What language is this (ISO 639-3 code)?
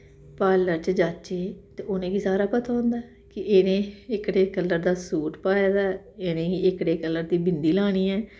doi